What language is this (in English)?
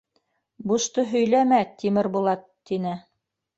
Bashkir